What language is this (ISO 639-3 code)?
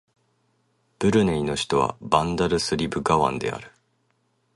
jpn